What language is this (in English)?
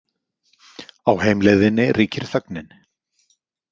Icelandic